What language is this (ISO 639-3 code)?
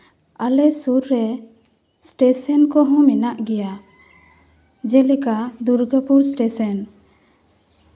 sat